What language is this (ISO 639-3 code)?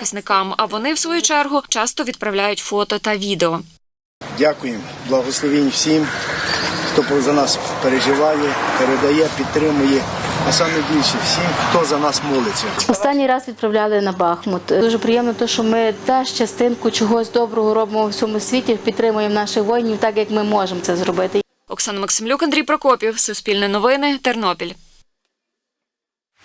ukr